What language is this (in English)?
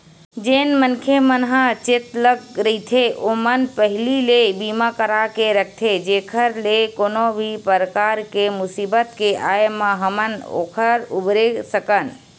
Chhattisgarhi